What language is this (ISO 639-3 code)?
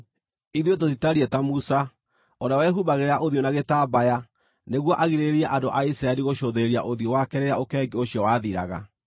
kik